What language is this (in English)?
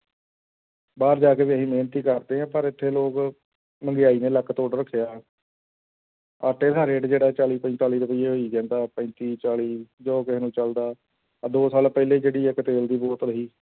Punjabi